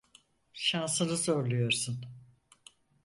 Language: Turkish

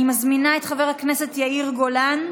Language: Hebrew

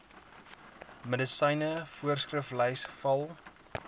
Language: Afrikaans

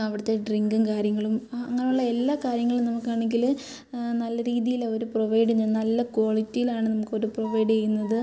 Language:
Malayalam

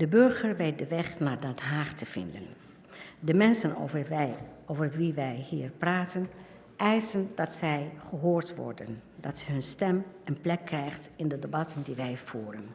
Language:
Dutch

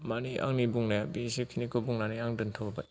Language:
Bodo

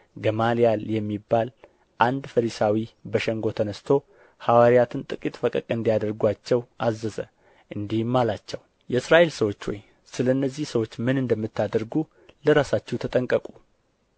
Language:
Amharic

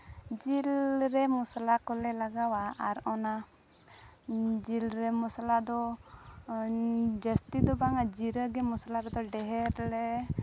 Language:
Santali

